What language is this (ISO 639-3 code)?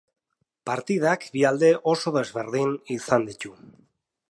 eus